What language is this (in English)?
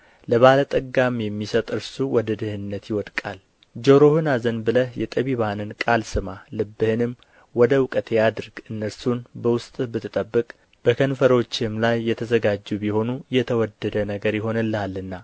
Amharic